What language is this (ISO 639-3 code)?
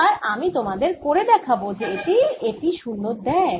ben